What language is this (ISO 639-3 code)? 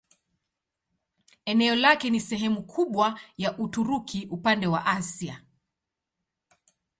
swa